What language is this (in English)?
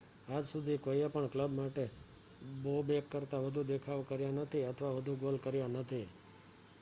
Gujarati